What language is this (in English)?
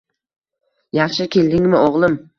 Uzbek